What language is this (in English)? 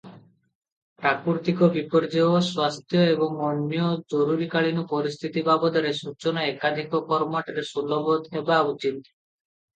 Odia